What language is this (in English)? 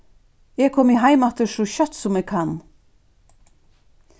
Faroese